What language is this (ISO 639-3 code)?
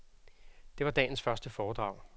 dan